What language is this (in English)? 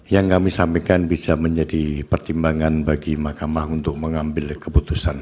Indonesian